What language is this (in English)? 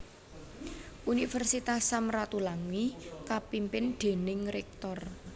Javanese